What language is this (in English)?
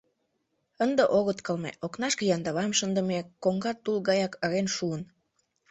Mari